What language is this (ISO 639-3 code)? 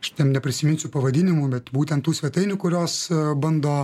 lit